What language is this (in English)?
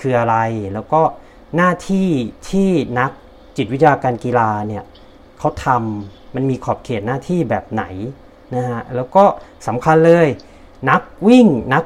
Thai